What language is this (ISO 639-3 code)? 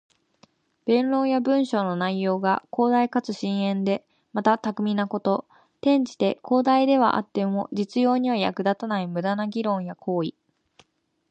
jpn